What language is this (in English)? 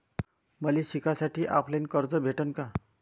Marathi